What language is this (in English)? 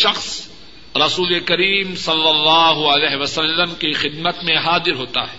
Urdu